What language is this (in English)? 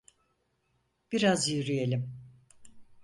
Turkish